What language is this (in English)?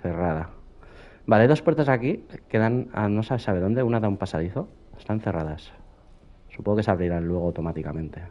Spanish